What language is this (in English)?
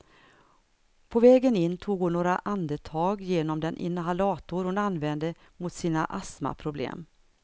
Swedish